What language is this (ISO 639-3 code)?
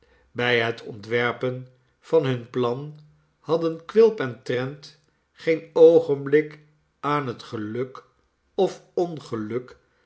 nld